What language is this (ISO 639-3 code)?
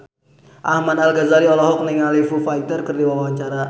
sun